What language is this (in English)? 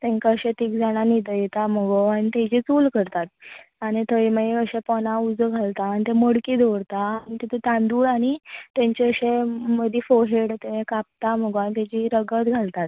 Konkani